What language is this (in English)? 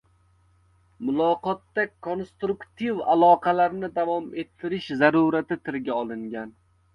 Uzbek